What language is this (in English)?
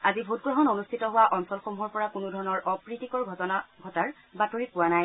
Assamese